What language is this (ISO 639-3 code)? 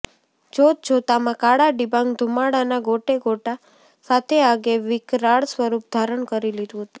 guj